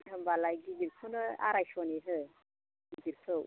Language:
Bodo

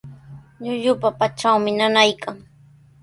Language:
Sihuas Ancash Quechua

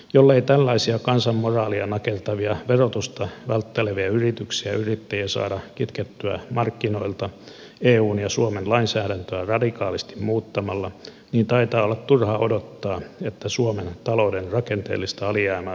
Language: Finnish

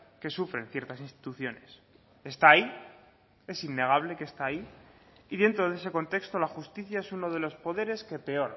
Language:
Spanish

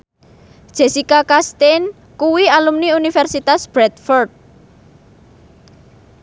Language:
Javanese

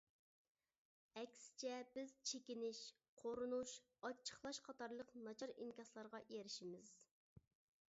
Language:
Uyghur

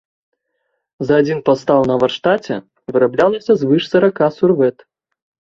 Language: Belarusian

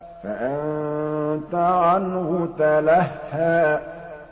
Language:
Arabic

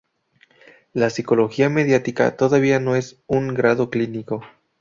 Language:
Spanish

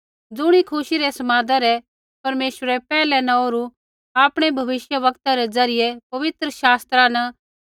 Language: Kullu Pahari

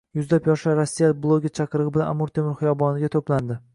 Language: Uzbek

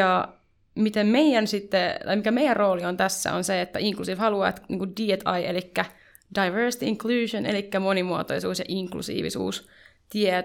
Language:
Finnish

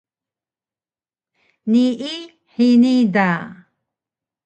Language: Taroko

